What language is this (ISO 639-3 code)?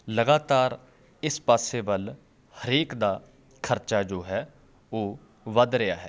pan